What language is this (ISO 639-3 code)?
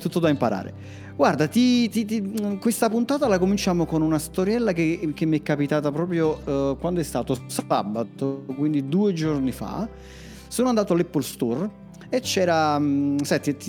ita